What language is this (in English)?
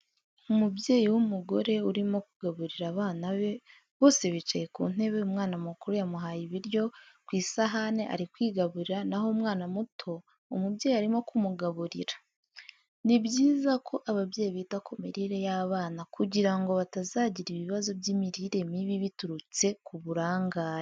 Kinyarwanda